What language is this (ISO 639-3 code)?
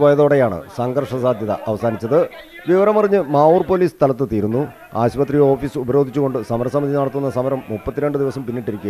ara